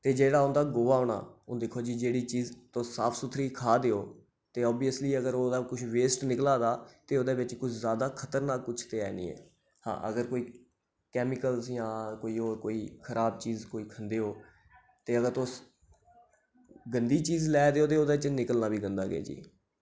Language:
Dogri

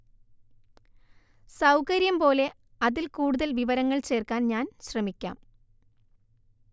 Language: Malayalam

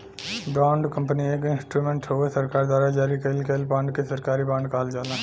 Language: Bhojpuri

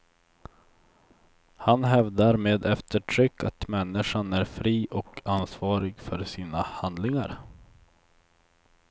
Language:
Swedish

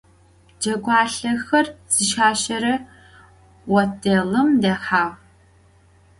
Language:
Adyghe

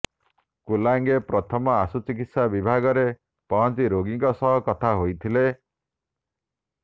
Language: Odia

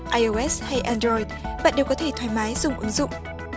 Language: Vietnamese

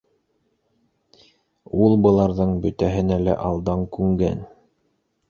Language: Bashkir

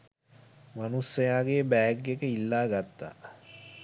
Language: Sinhala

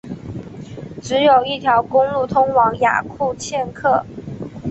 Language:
Chinese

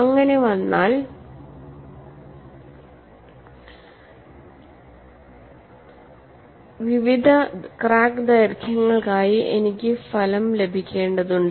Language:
Malayalam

